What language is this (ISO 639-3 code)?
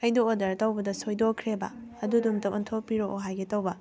mni